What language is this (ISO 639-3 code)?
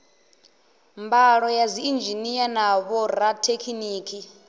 ven